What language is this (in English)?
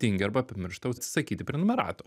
Lithuanian